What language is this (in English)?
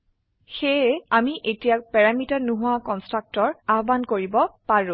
Assamese